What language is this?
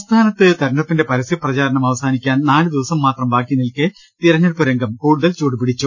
Malayalam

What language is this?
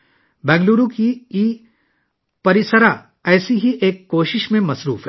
Urdu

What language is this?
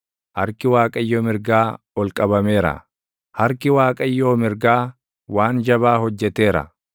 Oromo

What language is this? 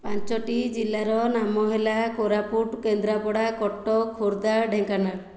Odia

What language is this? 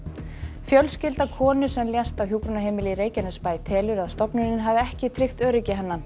Icelandic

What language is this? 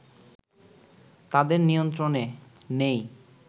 Bangla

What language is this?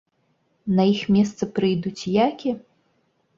Belarusian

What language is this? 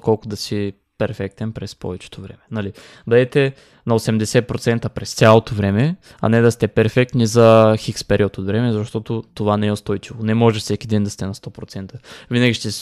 Bulgarian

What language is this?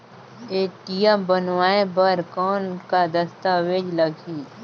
Chhattisgarhi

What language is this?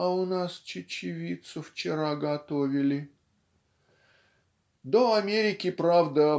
Russian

